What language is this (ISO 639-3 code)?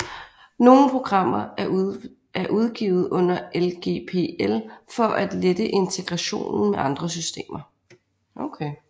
dan